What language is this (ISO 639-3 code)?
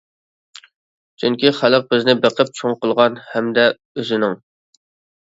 uig